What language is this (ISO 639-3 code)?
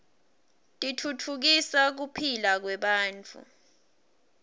ssw